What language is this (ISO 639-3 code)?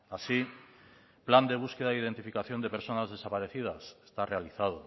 spa